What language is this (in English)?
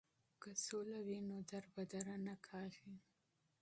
Pashto